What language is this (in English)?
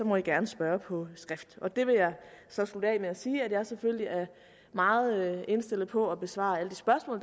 Danish